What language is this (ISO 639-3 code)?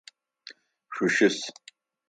ady